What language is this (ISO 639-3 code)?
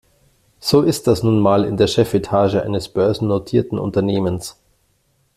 deu